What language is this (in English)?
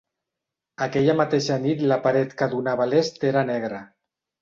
Catalan